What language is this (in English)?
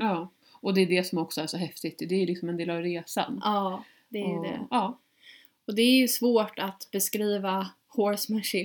Swedish